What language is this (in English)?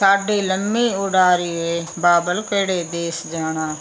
Punjabi